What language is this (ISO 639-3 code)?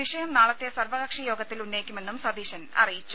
mal